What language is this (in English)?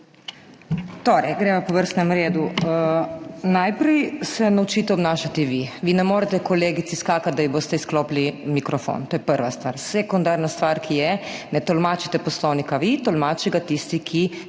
Slovenian